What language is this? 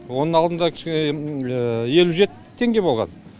Kazakh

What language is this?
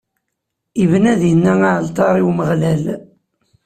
Kabyle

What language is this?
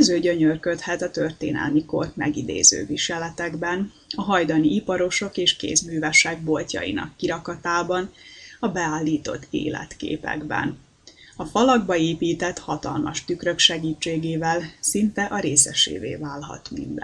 Hungarian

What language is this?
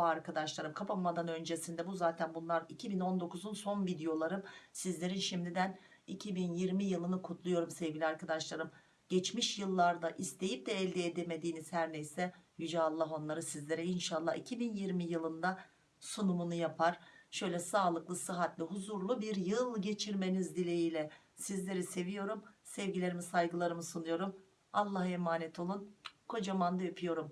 Turkish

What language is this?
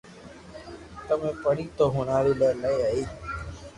Loarki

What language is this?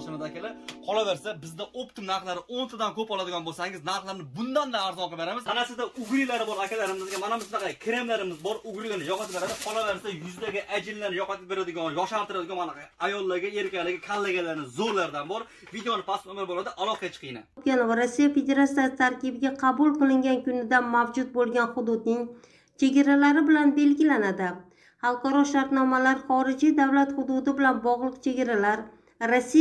Turkish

